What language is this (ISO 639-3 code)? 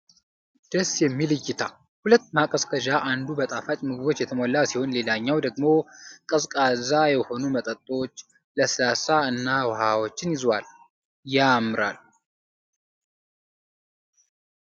amh